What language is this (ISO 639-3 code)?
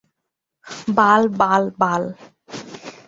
ben